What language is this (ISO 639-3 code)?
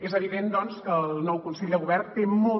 cat